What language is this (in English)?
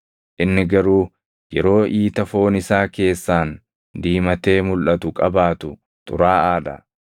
Oromo